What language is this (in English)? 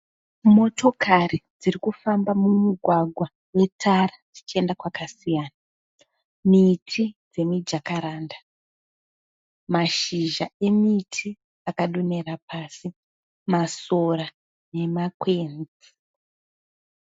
Shona